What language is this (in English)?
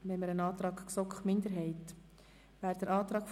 Swiss German